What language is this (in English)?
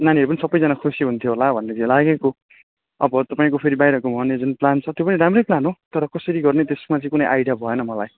Nepali